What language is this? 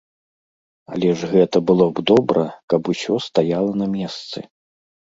Belarusian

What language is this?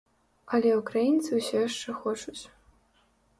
Belarusian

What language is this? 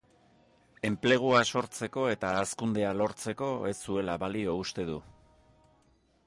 Basque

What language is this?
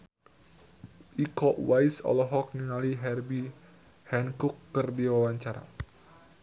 Sundanese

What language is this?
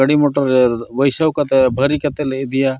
Santali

